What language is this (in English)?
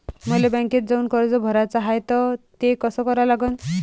Marathi